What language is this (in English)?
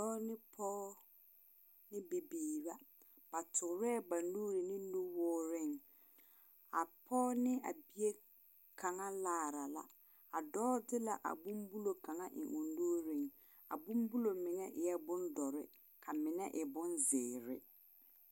Southern Dagaare